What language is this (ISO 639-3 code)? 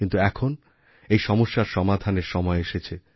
ben